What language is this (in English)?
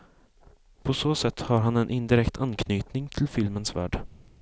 Swedish